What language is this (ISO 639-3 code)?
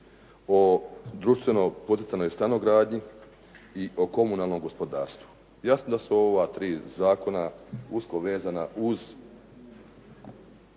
hrv